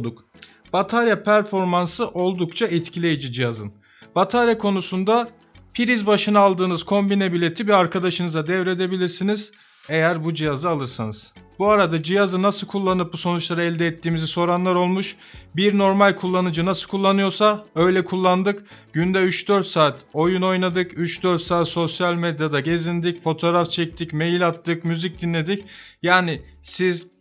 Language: Turkish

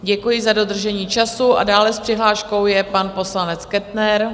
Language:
Czech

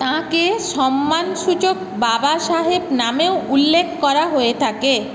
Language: Bangla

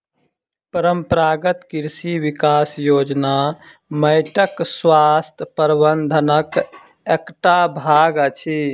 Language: Maithili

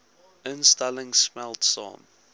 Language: Afrikaans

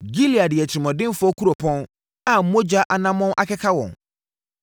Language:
Akan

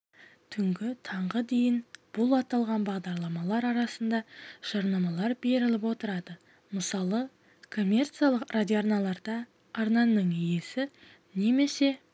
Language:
Kazakh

